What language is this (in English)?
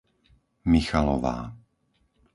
Slovak